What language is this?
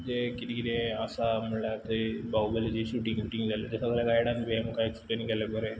Konkani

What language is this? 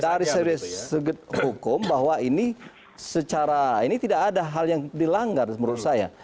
Indonesian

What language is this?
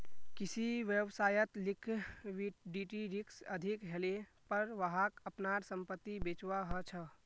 Magahi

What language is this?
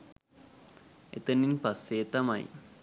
Sinhala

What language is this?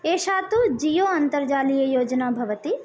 Sanskrit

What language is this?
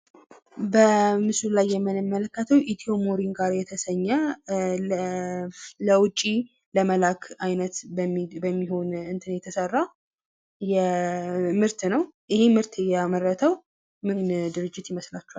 Amharic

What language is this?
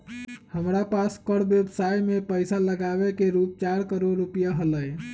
Magahi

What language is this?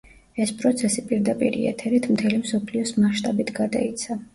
Georgian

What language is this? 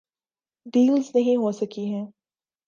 Urdu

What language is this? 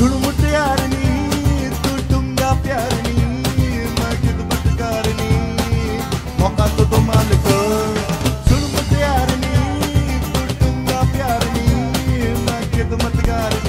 Arabic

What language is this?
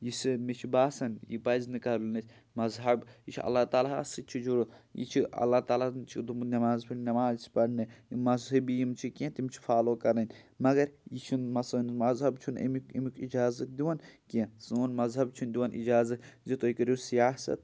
Kashmiri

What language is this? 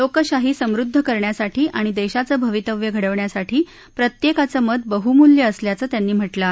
Marathi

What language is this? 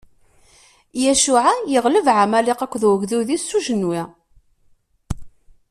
Kabyle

